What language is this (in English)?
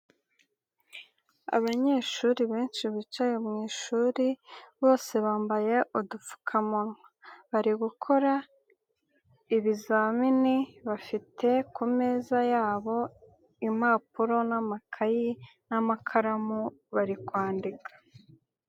Kinyarwanda